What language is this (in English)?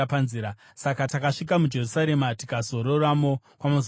Shona